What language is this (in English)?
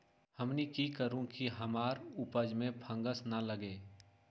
Magahi